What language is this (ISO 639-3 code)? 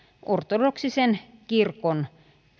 fin